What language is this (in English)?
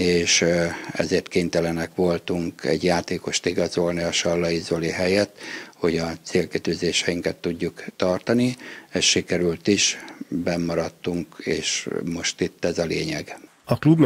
Hungarian